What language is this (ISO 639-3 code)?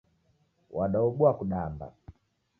dav